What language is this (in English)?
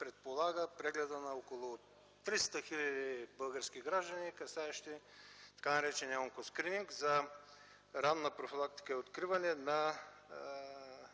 Bulgarian